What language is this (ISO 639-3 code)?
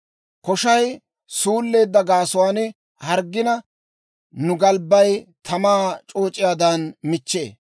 dwr